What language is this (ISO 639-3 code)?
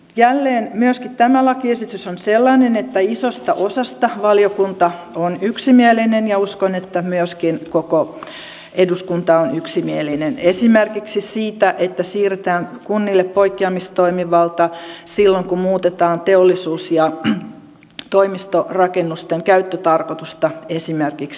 fin